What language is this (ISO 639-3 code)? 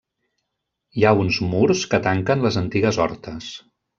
cat